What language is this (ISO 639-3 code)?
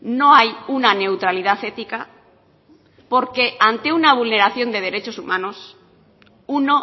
spa